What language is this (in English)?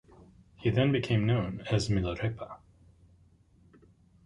English